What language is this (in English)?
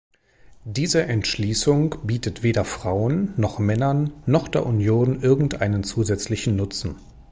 German